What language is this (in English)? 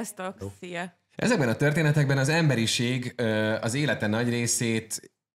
Hungarian